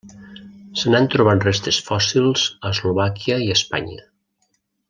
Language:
Catalan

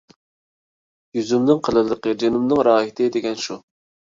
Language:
Uyghur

